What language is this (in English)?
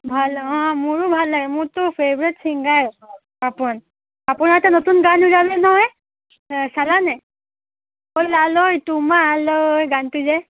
Assamese